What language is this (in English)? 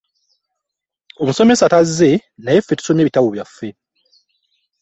Ganda